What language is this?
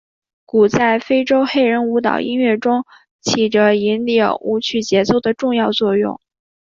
Chinese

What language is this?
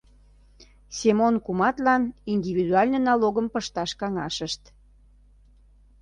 Mari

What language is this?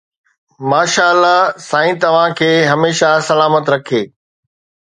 Sindhi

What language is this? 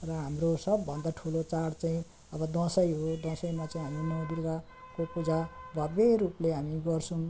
Nepali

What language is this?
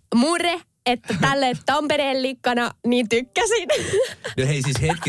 Finnish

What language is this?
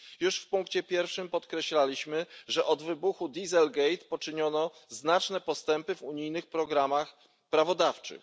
Polish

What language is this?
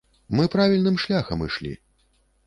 Belarusian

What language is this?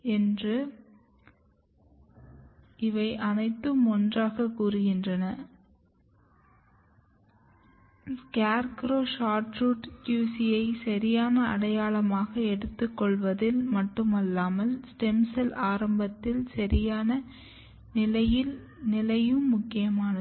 Tamil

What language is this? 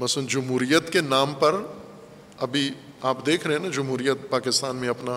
Urdu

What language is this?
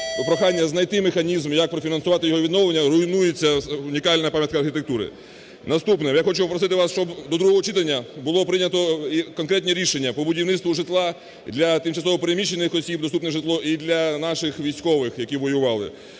Ukrainian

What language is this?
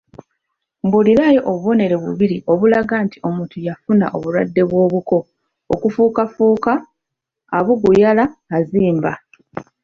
Ganda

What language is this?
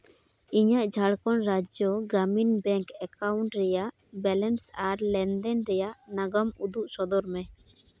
Santali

